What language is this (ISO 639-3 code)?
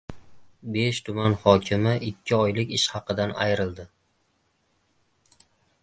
uzb